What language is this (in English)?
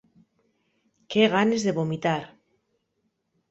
Asturian